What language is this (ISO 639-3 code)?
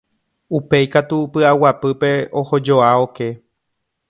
grn